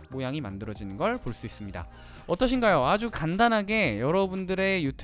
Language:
Korean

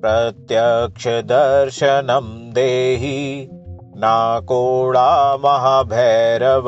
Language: Hindi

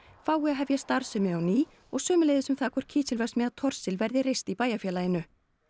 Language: Icelandic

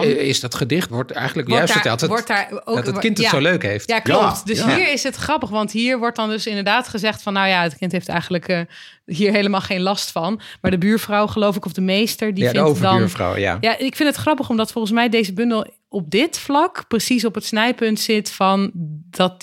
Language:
Dutch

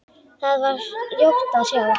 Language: Icelandic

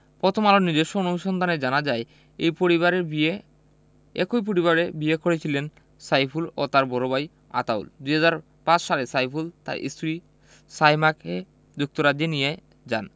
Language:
Bangla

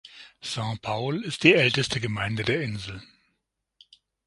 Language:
German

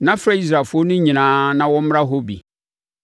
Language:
Akan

